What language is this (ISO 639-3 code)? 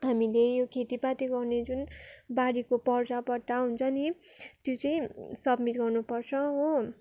nep